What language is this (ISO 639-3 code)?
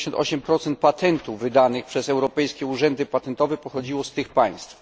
pol